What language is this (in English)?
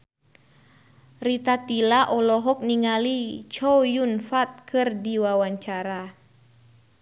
Sundanese